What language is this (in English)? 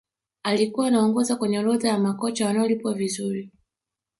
Swahili